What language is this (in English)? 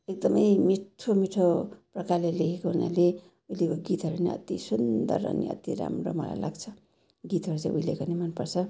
Nepali